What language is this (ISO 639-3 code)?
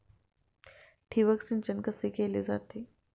mar